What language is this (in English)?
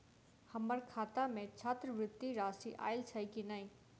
Maithili